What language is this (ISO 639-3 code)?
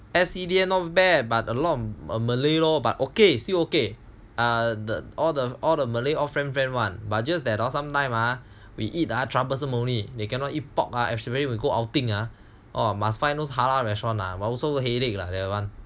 eng